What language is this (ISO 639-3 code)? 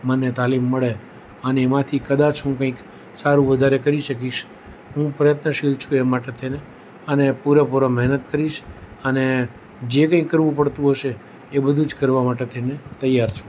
guj